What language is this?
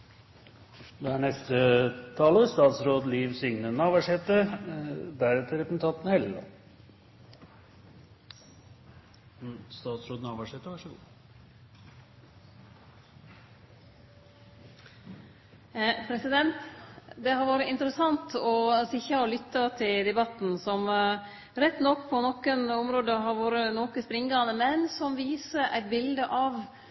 Norwegian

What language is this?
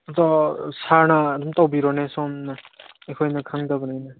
Manipuri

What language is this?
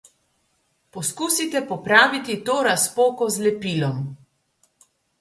Slovenian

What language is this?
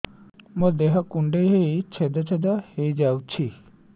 Odia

